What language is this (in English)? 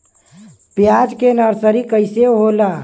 Bhojpuri